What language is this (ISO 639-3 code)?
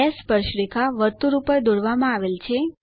guj